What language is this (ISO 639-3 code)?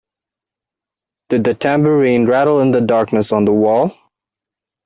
eng